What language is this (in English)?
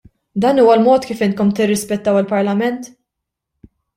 Maltese